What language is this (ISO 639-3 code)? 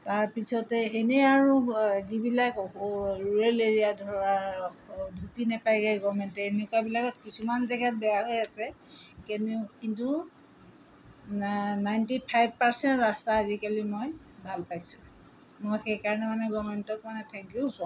asm